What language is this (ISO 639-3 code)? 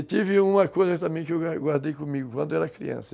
por